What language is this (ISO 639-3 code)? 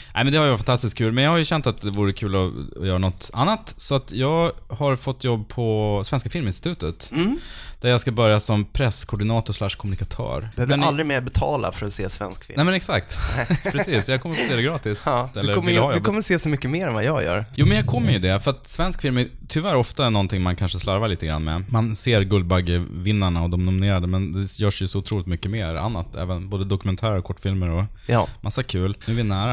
swe